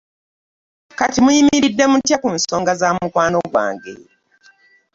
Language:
Ganda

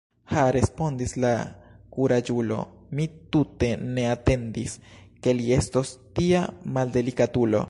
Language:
Esperanto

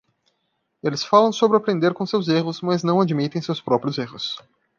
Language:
Portuguese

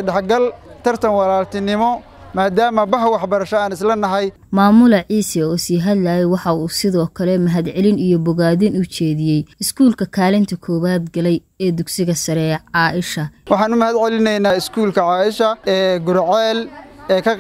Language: Arabic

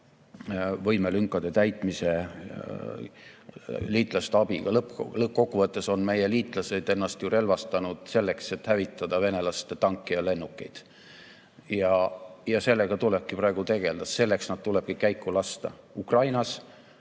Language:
Estonian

